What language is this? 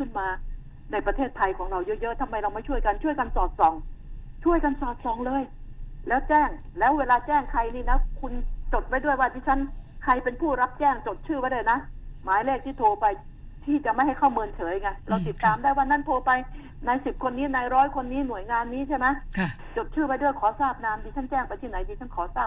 Thai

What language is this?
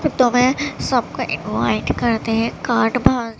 Urdu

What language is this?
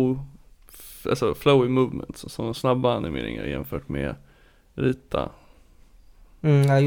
Swedish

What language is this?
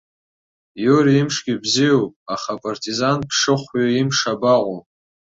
Abkhazian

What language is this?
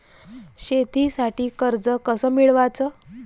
Marathi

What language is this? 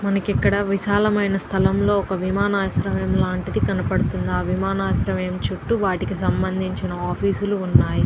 Telugu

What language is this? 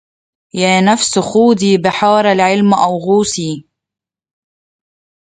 Arabic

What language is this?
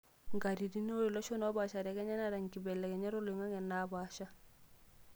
Masai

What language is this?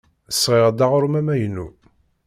Kabyle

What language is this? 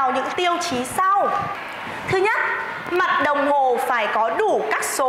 Vietnamese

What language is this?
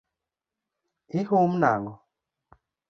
Luo (Kenya and Tanzania)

